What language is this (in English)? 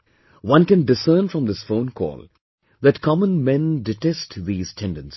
English